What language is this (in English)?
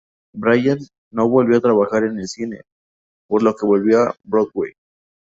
Spanish